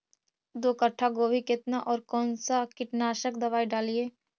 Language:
Magahi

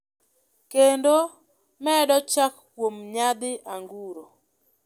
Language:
Luo (Kenya and Tanzania)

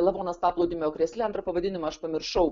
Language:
Lithuanian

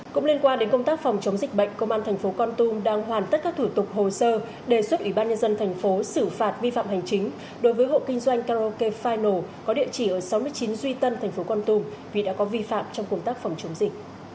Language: Vietnamese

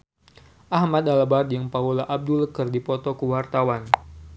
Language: Sundanese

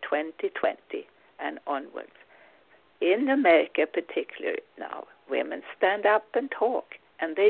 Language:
English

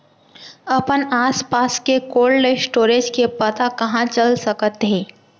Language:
Chhattisgarhi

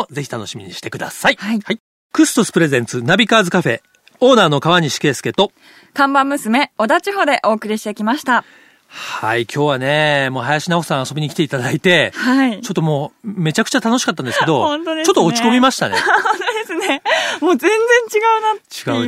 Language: Japanese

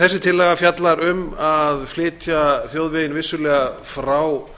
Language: Icelandic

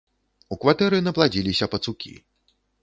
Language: Belarusian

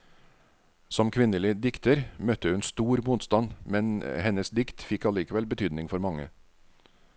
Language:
Norwegian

